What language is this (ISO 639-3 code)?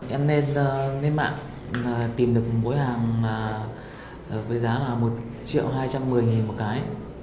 vie